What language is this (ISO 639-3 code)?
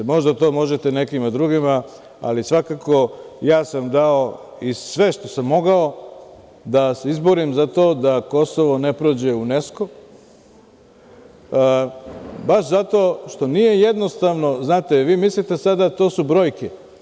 srp